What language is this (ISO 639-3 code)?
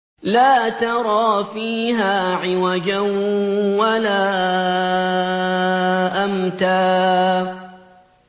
ara